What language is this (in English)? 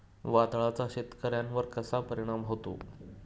Marathi